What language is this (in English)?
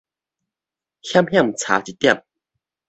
Min Nan Chinese